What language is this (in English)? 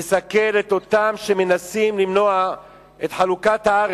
Hebrew